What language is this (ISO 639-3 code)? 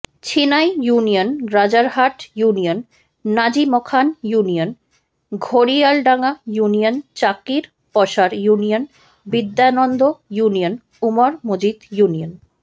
ben